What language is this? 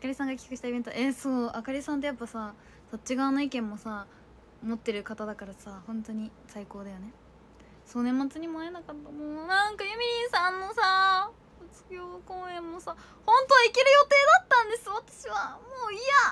Japanese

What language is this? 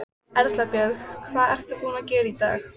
Icelandic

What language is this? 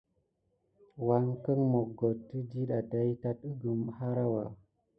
Gidar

